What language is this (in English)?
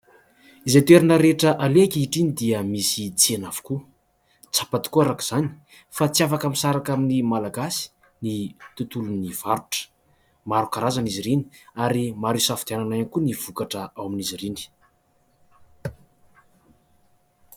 Malagasy